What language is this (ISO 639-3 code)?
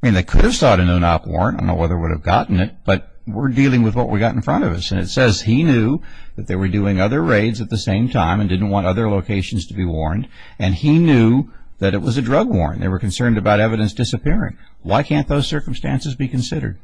eng